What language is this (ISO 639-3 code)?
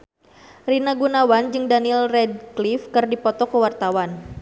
sun